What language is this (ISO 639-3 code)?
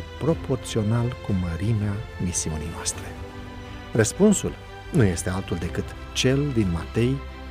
ron